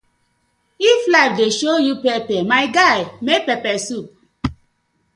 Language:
Nigerian Pidgin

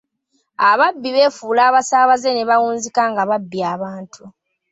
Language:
Ganda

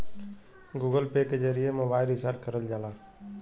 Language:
Bhojpuri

